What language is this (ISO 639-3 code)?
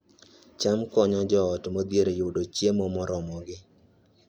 luo